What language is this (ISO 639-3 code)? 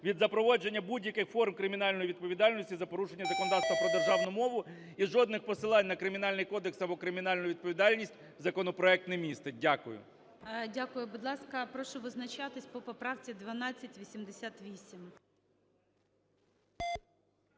ukr